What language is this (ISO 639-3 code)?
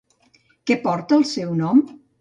cat